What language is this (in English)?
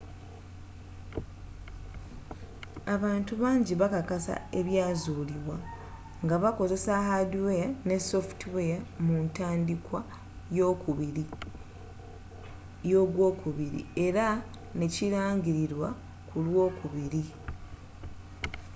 Ganda